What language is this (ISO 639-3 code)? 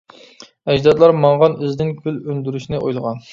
uig